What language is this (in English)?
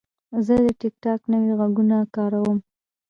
Pashto